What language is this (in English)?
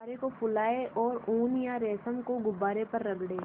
Hindi